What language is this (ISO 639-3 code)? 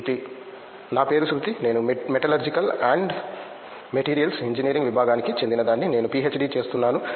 tel